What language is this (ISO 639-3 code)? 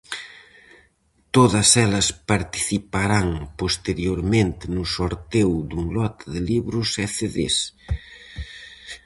glg